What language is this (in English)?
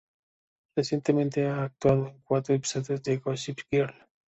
Spanish